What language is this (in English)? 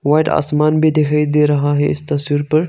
Hindi